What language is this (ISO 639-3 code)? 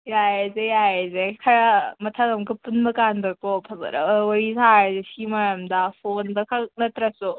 mni